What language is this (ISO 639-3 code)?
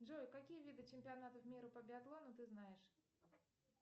rus